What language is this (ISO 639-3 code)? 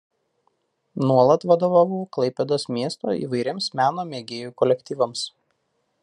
lit